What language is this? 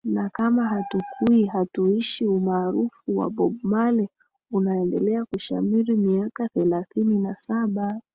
Swahili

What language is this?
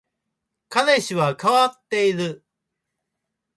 Japanese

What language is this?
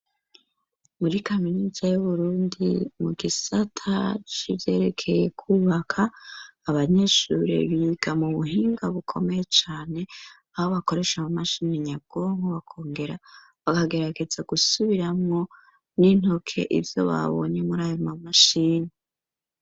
Rundi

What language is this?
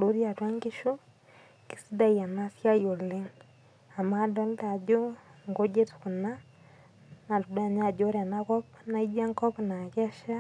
Masai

